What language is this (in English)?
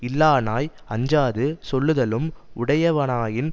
Tamil